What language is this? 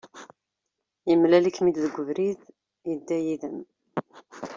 Kabyle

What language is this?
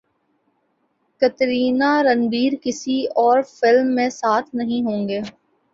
Urdu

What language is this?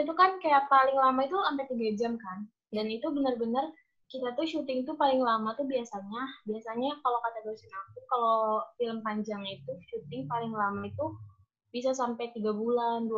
Indonesian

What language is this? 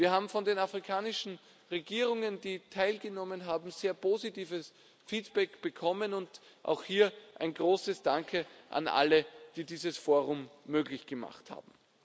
German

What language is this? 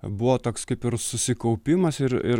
Lithuanian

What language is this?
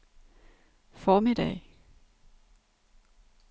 Danish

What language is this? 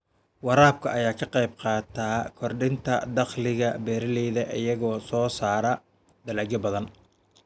Somali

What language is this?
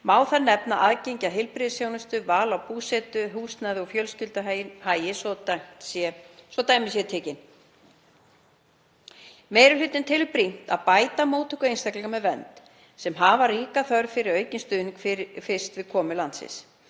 Icelandic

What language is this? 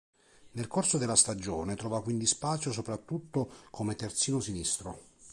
Italian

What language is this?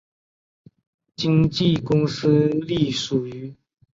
Chinese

